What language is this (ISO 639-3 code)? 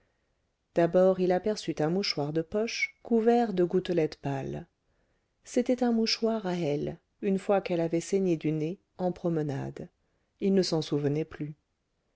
fra